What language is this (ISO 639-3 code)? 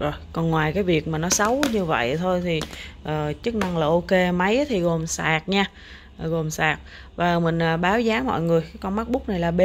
vie